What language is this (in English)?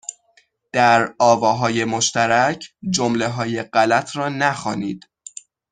Persian